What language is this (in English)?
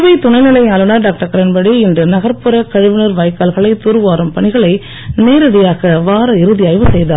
Tamil